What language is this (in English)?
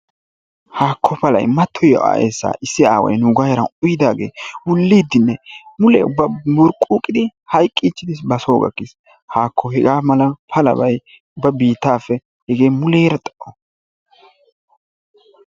Wolaytta